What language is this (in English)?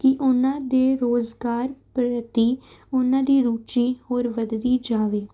Punjabi